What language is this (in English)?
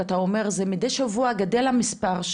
Hebrew